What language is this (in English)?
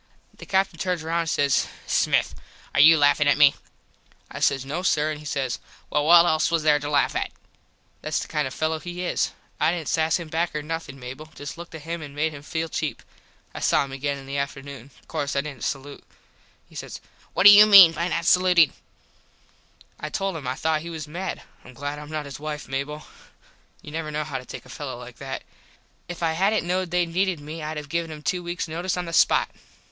English